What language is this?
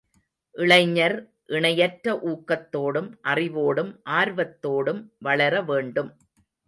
Tamil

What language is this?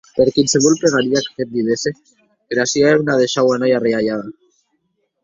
Occitan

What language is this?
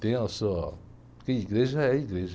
Portuguese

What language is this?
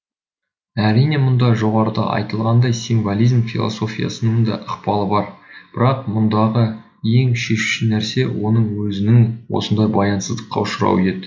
Kazakh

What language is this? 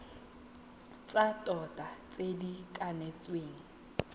Tswana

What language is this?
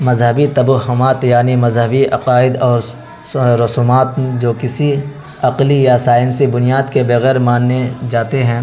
Urdu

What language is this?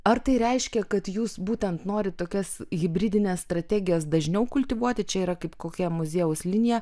Lithuanian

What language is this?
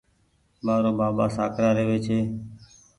Goaria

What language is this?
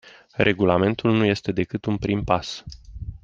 Romanian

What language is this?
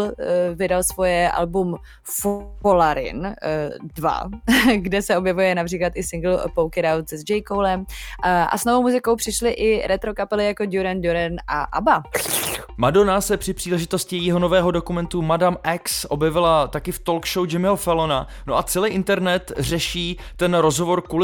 Czech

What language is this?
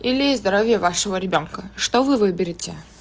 Russian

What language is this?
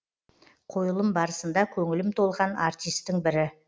Kazakh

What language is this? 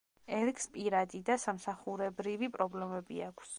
Georgian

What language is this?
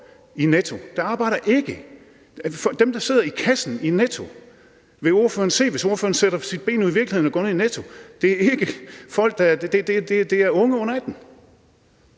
Danish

